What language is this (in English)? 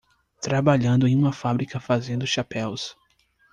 Portuguese